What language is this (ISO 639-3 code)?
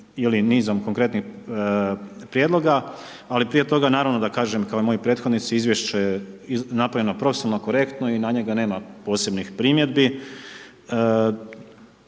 hrv